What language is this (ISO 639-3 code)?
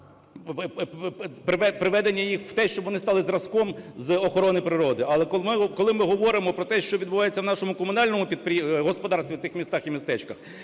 ukr